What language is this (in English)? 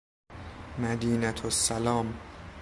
Persian